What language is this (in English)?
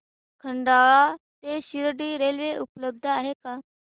Marathi